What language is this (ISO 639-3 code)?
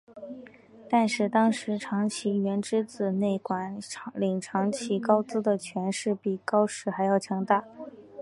zho